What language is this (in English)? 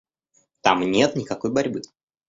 Russian